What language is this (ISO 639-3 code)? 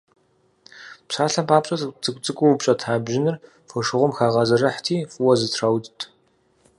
kbd